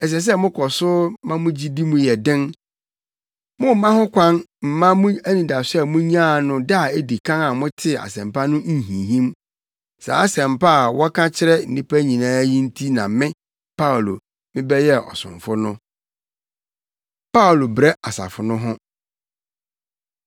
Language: Akan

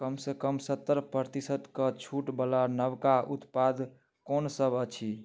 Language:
Maithili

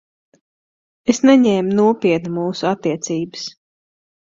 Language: Latvian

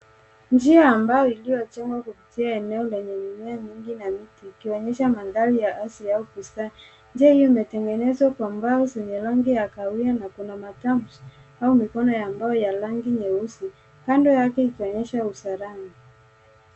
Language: Swahili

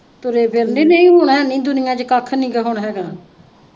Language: Punjabi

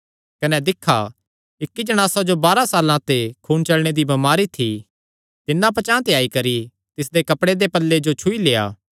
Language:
Kangri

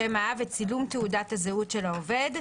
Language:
Hebrew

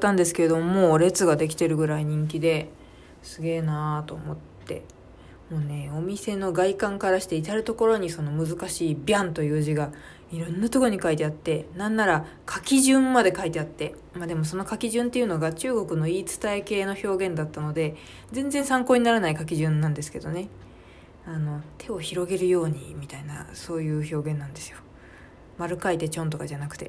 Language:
Japanese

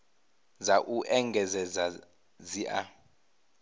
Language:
Venda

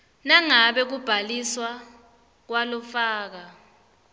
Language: Swati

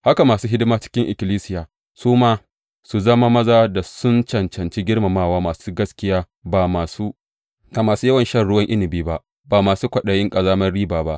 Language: Hausa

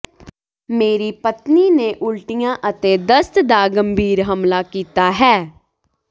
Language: Punjabi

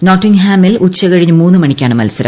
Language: Malayalam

